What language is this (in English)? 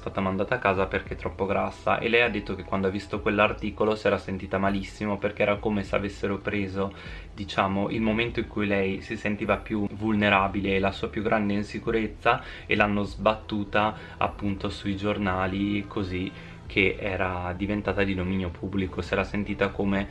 Italian